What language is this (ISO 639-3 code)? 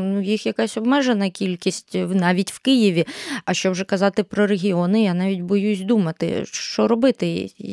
ukr